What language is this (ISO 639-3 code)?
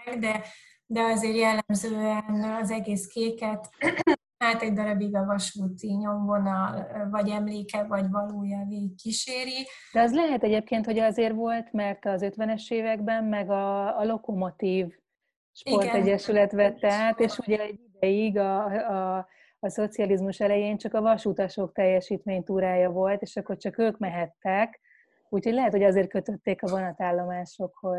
hun